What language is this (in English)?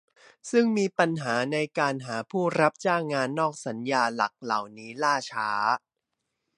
Thai